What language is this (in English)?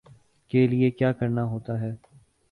Urdu